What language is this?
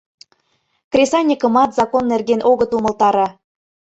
Mari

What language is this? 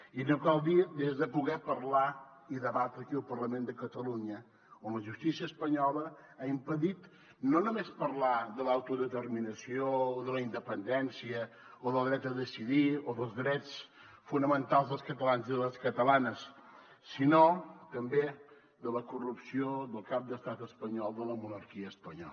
Catalan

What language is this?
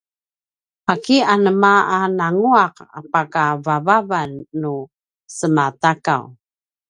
Paiwan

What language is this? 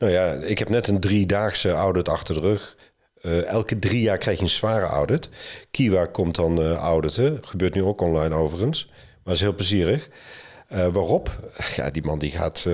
Dutch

